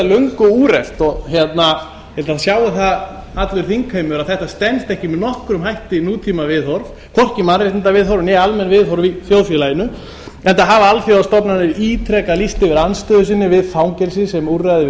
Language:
Icelandic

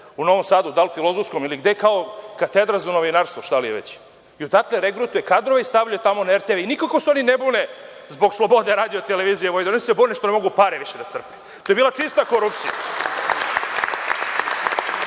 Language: Serbian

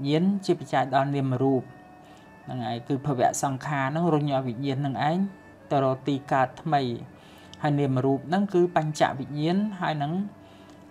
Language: Thai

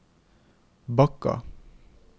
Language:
Norwegian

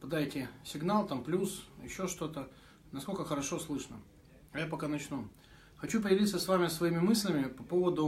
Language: Russian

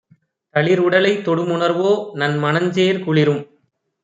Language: Tamil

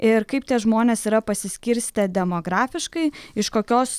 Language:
Lithuanian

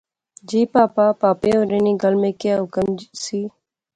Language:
Pahari-Potwari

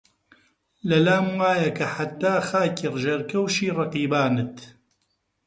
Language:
Central Kurdish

